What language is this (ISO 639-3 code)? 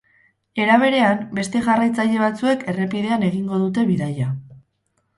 eus